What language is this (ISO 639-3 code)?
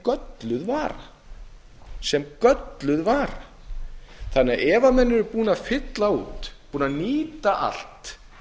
isl